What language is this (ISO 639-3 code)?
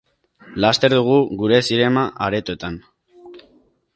eus